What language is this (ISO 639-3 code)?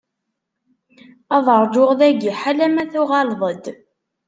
kab